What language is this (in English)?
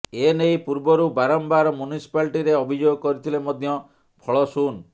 Odia